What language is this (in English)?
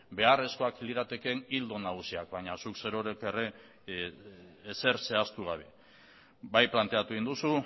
Basque